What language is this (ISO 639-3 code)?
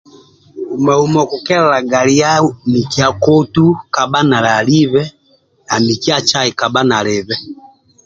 rwm